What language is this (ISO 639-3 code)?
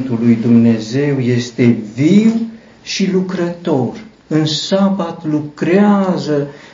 ron